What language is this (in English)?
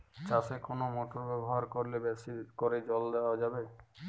Bangla